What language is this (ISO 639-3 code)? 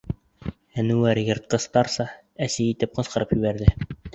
bak